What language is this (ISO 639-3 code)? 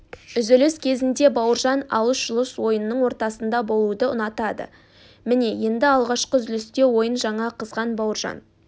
kaz